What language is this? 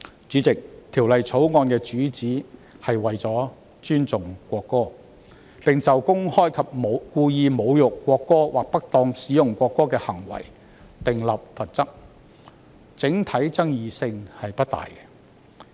Cantonese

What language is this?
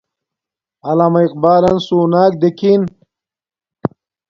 Domaaki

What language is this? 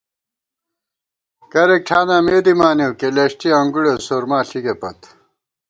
Gawar-Bati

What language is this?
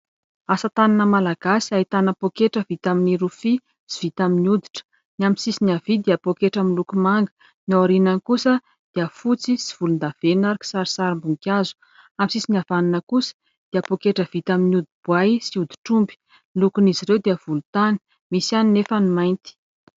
Malagasy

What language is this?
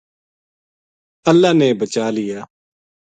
Gujari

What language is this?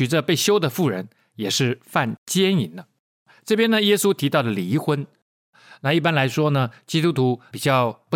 Chinese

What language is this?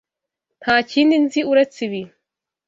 Kinyarwanda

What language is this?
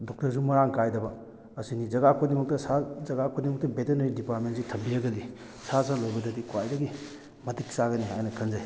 Manipuri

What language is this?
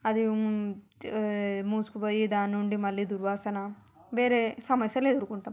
Telugu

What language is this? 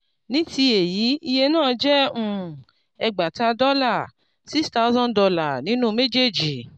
Yoruba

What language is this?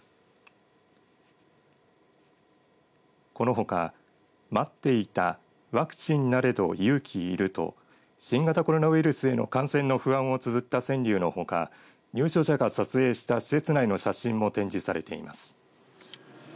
Japanese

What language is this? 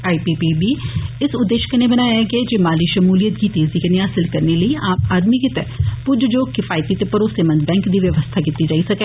Dogri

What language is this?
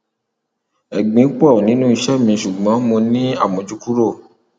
Yoruba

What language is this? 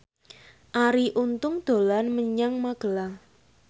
Javanese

